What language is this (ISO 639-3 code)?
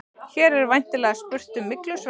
isl